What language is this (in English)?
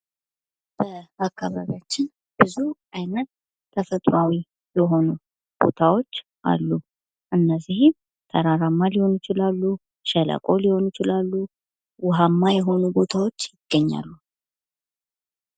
Amharic